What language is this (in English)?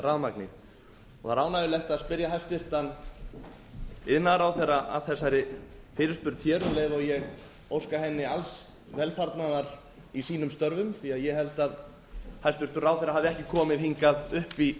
Icelandic